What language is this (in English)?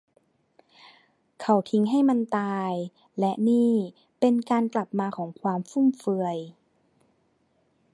Thai